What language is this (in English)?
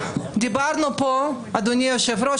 Hebrew